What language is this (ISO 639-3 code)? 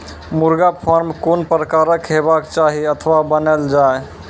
mai